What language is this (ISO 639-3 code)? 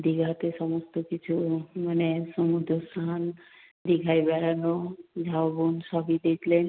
ben